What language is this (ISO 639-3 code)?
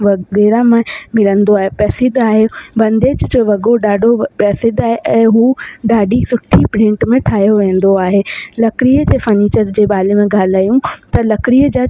snd